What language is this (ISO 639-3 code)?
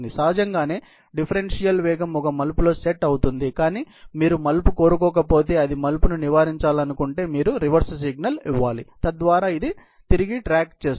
tel